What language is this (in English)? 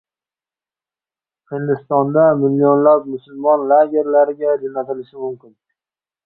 Uzbek